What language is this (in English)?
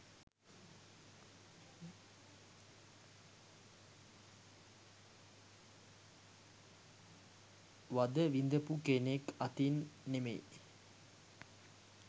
Sinhala